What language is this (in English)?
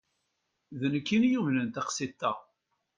Kabyle